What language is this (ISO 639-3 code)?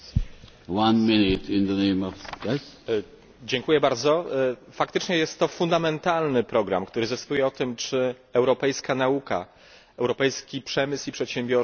pol